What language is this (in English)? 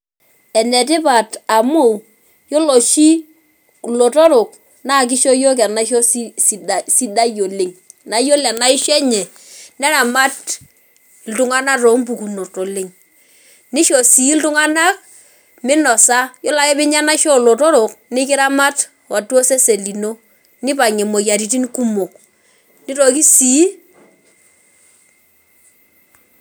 Masai